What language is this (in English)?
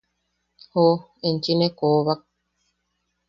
Yaqui